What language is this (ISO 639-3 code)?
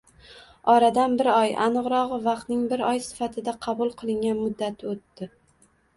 uzb